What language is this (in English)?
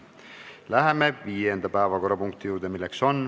Estonian